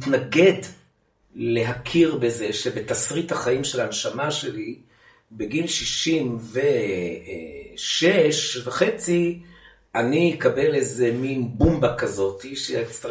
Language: Hebrew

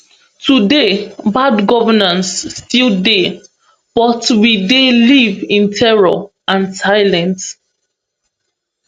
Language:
Nigerian Pidgin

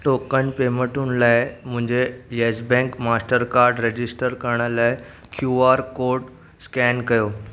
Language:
Sindhi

